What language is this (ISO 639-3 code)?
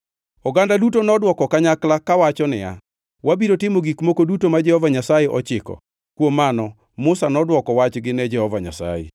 luo